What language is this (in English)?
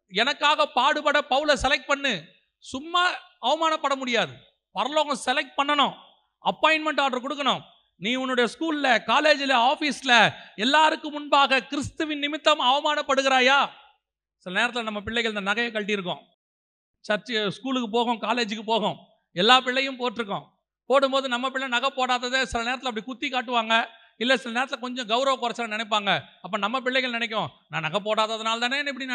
Tamil